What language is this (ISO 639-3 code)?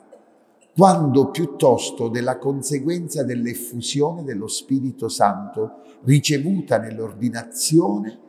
ita